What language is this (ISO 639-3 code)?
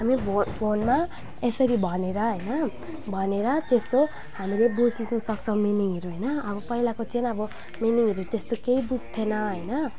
nep